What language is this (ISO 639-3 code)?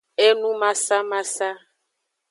ajg